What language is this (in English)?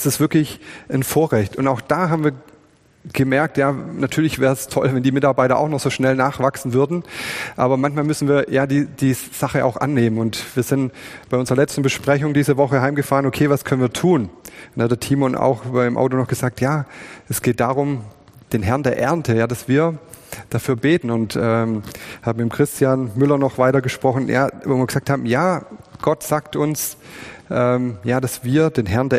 German